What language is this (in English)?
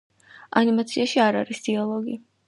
Georgian